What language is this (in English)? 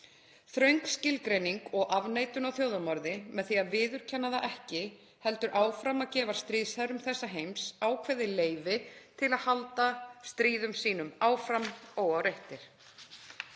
Icelandic